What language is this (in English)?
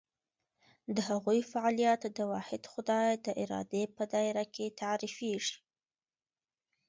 Pashto